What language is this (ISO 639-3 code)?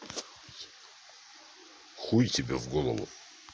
rus